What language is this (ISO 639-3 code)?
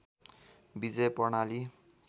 nep